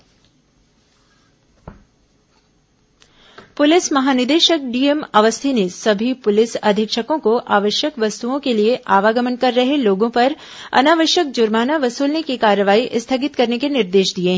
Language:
Hindi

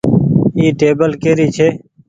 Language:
Goaria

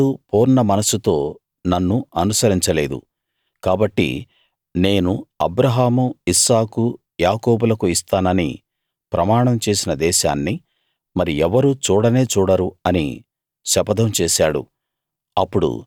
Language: Telugu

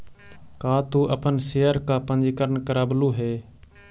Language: Magahi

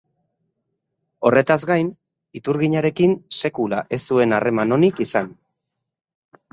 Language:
Basque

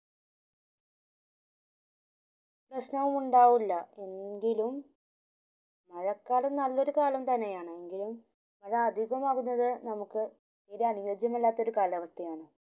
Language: Malayalam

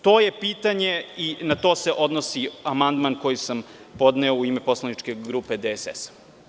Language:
Serbian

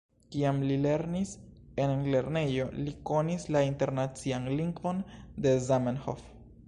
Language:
Esperanto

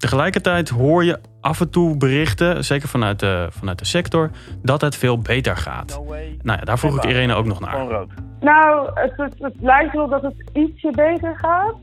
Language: Dutch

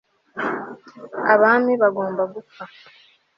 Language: Kinyarwanda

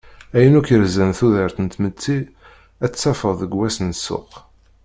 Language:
Kabyle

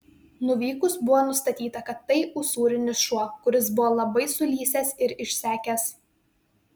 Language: Lithuanian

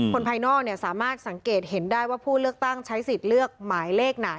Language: Thai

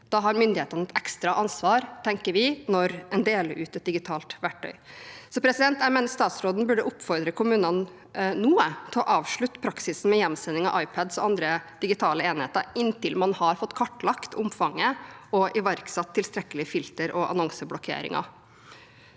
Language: Norwegian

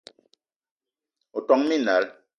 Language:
Eton (Cameroon)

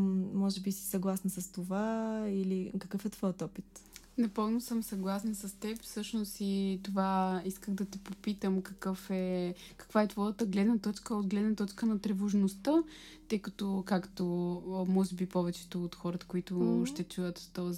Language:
Bulgarian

